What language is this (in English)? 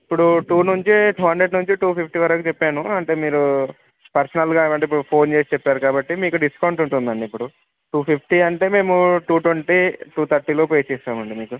Telugu